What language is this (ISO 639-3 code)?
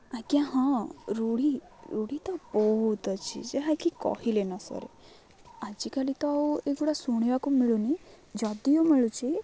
ori